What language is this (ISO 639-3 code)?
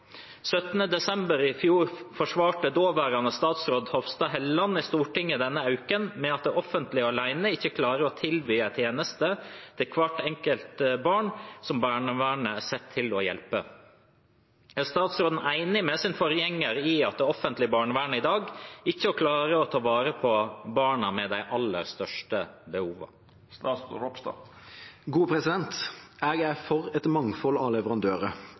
nor